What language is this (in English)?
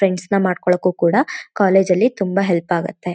Kannada